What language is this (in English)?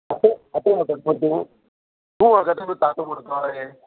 Konkani